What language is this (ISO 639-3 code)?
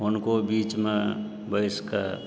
mai